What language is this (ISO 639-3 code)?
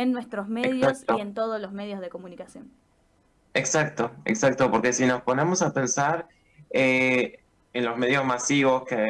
spa